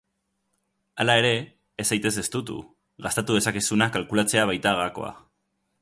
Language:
Basque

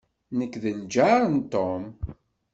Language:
Kabyle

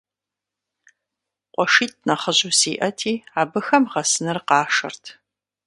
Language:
Kabardian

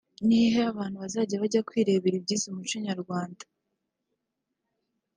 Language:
Kinyarwanda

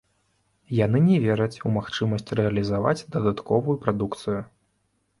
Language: Belarusian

